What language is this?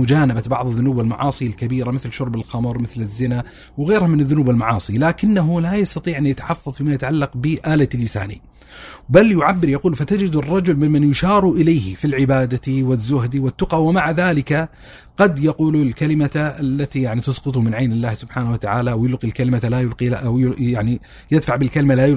Arabic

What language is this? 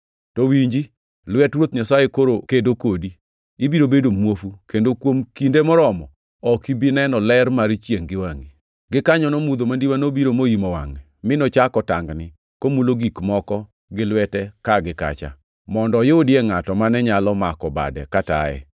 Luo (Kenya and Tanzania)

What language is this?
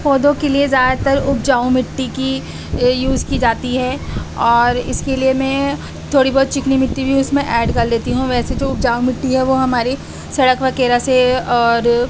Urdu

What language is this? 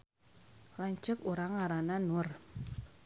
Sundanese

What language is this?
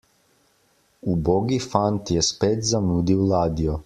Slovenian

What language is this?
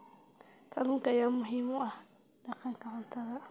Somali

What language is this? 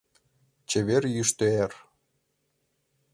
Mari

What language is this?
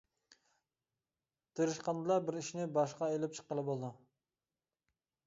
Uyghur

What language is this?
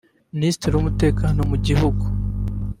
Kinyarwanda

